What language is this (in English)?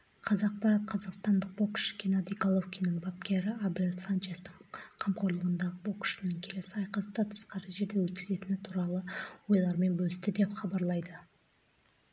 Kazakh